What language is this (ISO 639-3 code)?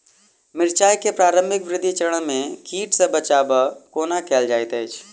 mai